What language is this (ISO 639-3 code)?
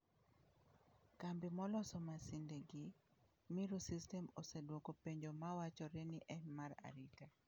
luo